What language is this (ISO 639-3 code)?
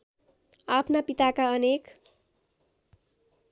nep